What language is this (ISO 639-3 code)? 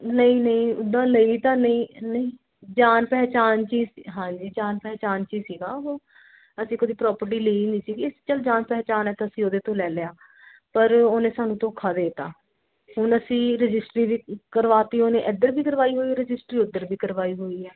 pan